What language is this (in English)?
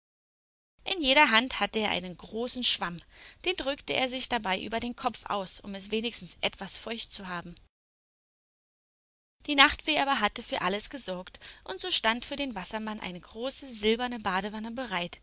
German